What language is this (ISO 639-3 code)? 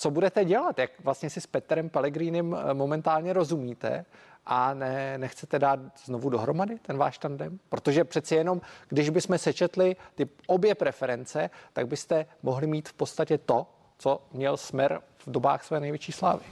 ces